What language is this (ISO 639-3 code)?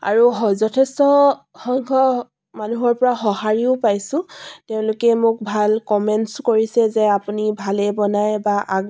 asm